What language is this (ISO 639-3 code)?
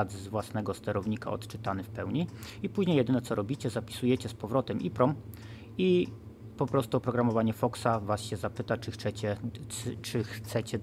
pol